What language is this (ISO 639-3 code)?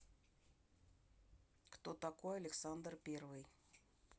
rus